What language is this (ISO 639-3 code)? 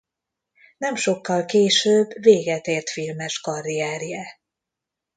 hun